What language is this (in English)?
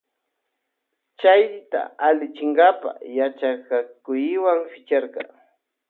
Loja Highland Quichua